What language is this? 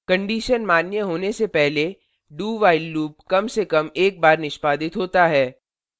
Hindi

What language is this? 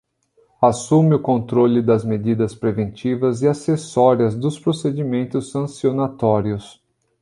Portuguese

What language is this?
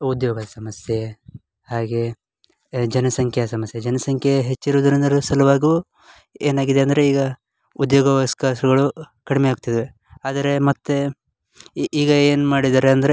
Kannada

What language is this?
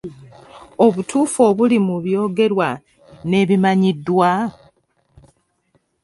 Ganda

